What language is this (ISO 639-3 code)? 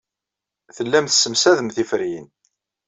kab